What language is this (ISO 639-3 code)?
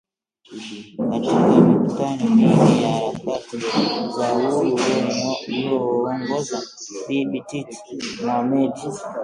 swa